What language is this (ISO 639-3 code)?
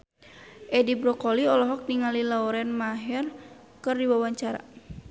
sun